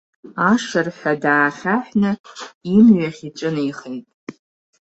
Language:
Abkhazian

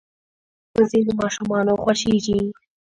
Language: Pashto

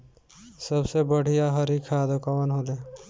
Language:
Bhojpuri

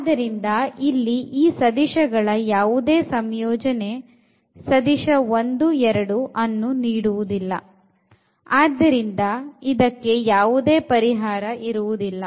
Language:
Kannada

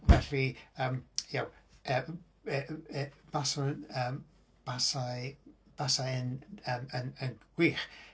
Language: Welsh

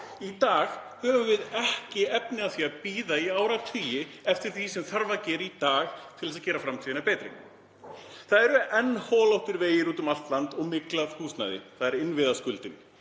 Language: Icelandic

